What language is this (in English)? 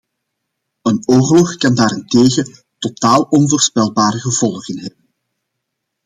Dutch